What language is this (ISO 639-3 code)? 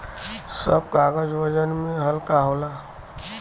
bho